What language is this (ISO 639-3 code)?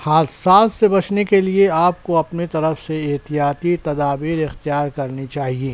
urd